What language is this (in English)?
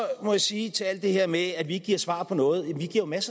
Danish